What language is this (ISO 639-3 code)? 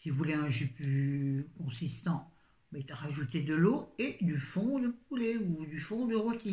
fra